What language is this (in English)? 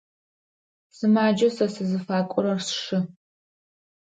Adyghe